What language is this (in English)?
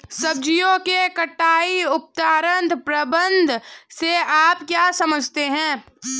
Hindi